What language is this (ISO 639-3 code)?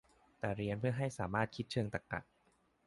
tha